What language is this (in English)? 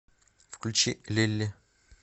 Russian